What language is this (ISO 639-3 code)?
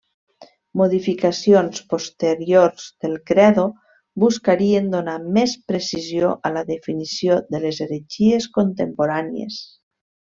cat